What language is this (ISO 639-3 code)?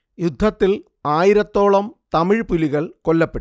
mal